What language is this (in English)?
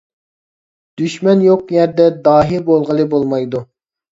Uyghur